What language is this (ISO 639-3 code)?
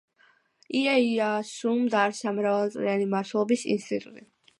kat